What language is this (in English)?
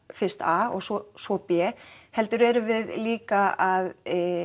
Icelandic